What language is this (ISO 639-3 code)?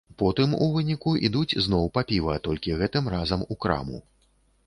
bel